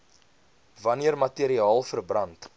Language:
Afrikaans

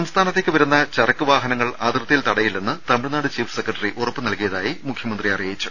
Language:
Malayalam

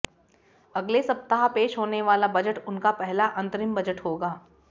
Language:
Hindi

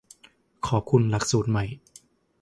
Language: Thai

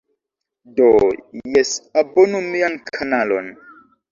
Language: Esperanto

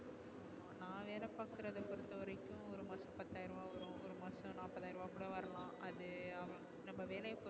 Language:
Tamil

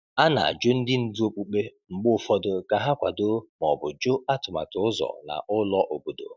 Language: Igbo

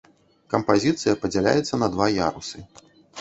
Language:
Belarusian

